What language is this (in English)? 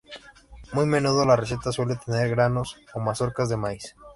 Spanish